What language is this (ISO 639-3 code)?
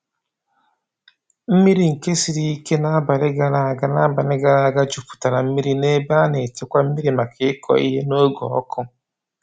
ibo